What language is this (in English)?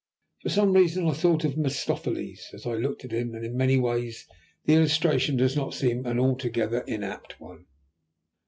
English